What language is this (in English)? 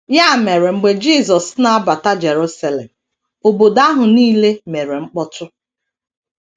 Igbo